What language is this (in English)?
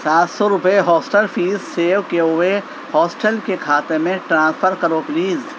Urdu